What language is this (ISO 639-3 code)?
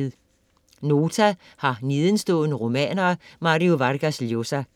dan